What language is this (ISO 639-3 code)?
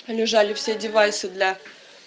rus